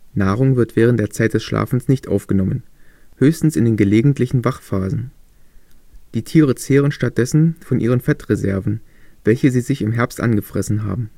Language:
German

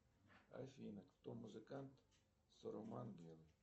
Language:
Russian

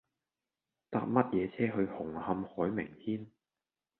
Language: Cantonese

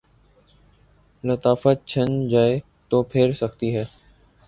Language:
Urdu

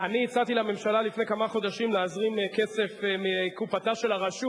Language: Hebrew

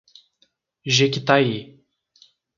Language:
Portuguese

